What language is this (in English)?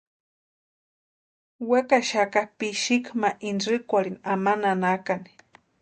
Western Highland Purepecha